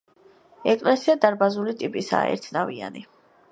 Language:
Georgian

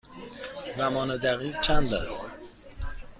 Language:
Persian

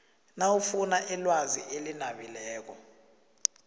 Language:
South Ndebele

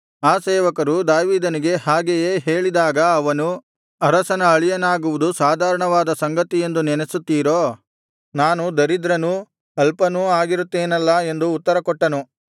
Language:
Kannada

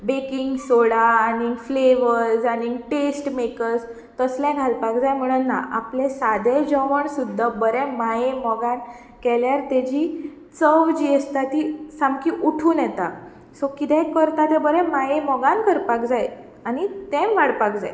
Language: Konkani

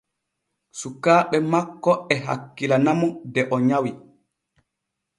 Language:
Borgu Fulfulde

